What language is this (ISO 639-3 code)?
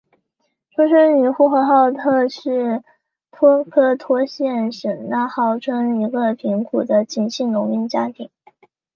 zho